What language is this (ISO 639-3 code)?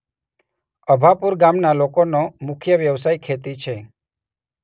guj